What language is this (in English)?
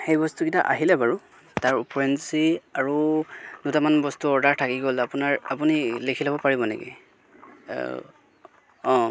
Assamese